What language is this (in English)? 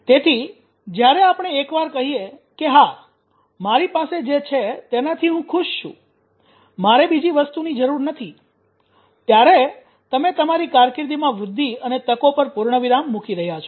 Gujarati